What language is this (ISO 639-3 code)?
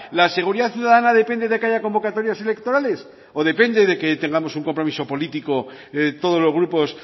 spa